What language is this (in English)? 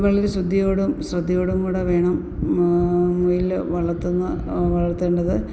Malayalam